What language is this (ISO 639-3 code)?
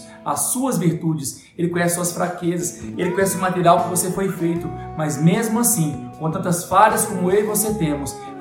por